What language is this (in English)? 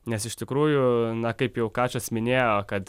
Lithuanian